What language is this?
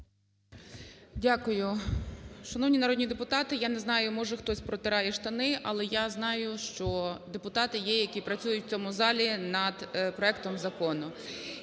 Ukrainian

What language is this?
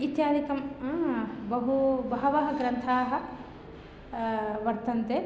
Sanskrit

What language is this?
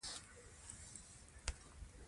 Pashto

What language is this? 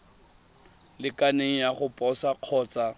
Tswana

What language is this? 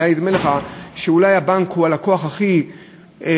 Hebrew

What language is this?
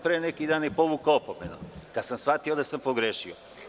Serbian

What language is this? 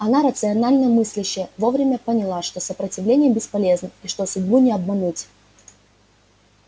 Russian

